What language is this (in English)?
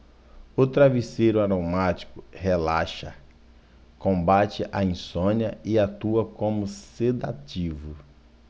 Portuguese